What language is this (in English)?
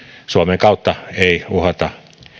Finnish